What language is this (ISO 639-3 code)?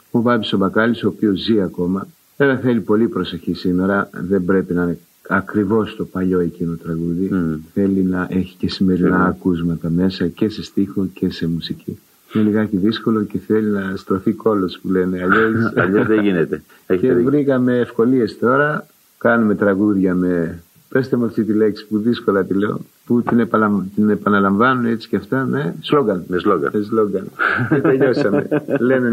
ell